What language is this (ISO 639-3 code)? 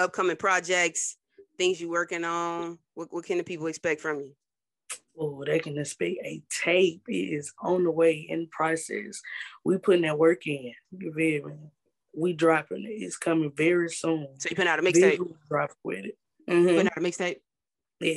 eng